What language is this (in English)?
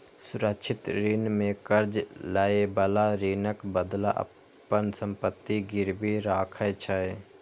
Maithili